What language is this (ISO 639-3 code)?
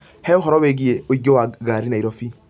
kik